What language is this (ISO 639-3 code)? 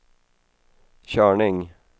swe